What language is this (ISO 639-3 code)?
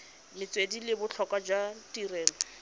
tsn